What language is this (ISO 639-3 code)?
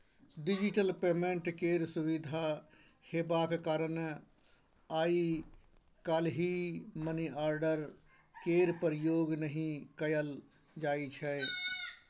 mai